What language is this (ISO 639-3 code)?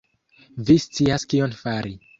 epo